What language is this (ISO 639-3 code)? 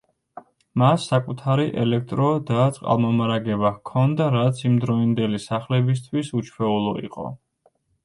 kat